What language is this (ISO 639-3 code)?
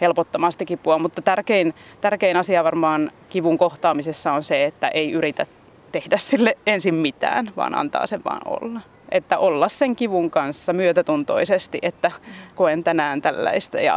fin